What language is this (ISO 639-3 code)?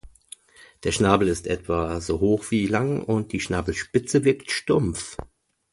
deu